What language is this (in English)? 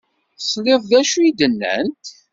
Kabyle